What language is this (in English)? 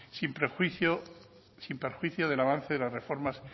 Spanish